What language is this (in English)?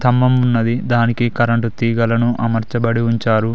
Telugu